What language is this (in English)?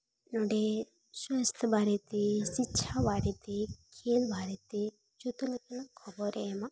Santali